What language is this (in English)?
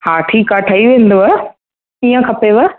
Sindhi